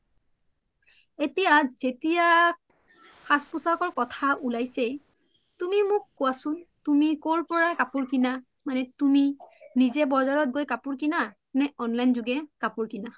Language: Assamese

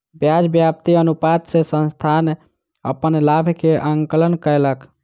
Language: Maithili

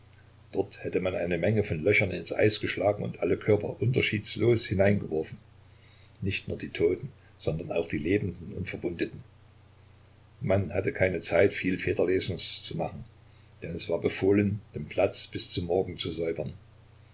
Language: German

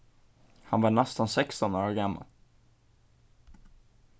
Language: Faroese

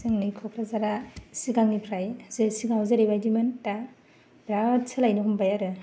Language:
Bodo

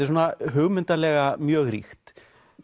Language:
Icelandic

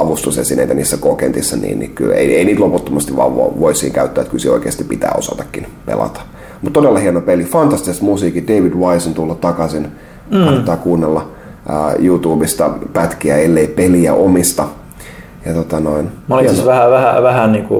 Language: Finnish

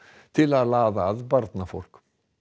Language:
Icelandic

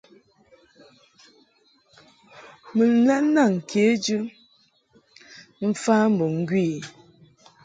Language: Mungaka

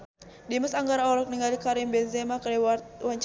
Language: Sundanese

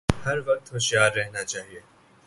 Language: Urdu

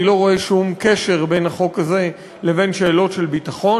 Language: Hebrew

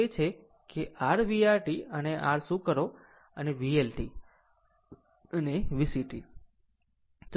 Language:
Gujarati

